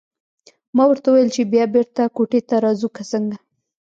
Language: Pashto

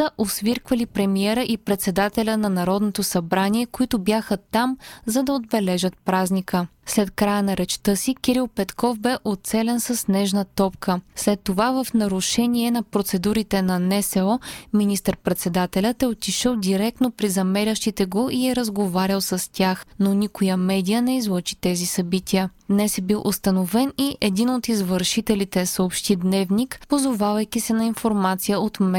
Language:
Bulgarian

